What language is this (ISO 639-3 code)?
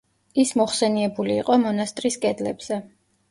kat